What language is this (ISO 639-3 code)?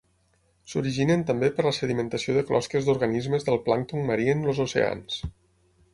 cat